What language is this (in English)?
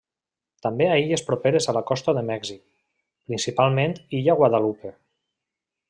Catalan